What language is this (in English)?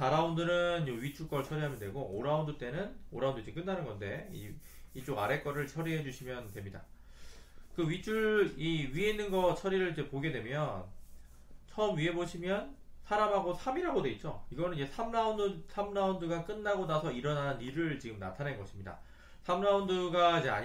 Korean